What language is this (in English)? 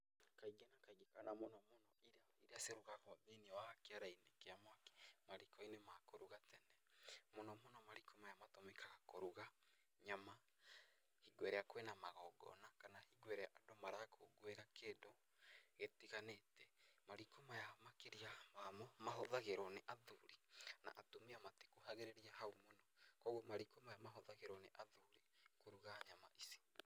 Kikuyu